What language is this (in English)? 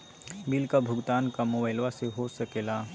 Magahi